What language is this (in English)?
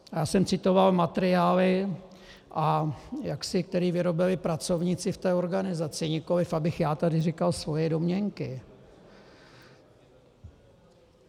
Czech